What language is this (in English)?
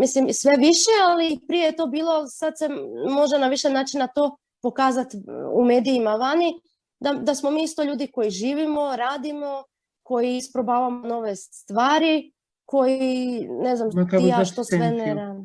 Croatian